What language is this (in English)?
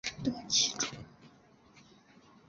Chinese